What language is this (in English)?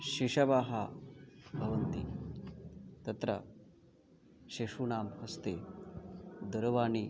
Sanskrit